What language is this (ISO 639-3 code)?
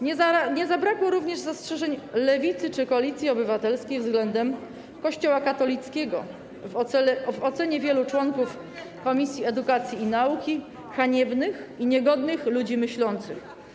pol